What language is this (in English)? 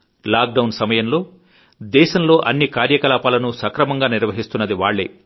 Telugu